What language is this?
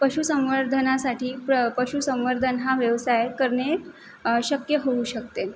Marathi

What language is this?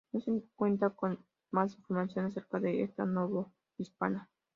Spanish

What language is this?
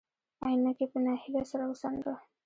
Pashto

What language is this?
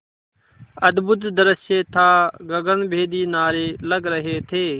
Hindi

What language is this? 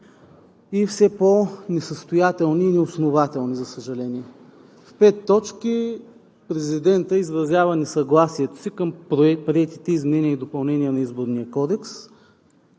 Bulgarian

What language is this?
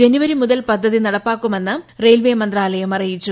Malayalam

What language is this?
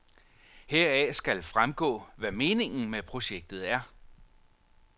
Danish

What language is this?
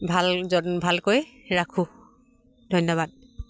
Assamese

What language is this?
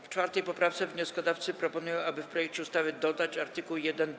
Polish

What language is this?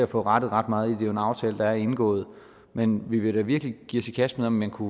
Danish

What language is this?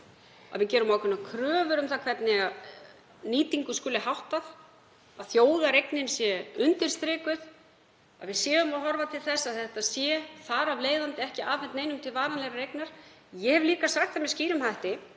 Icelandic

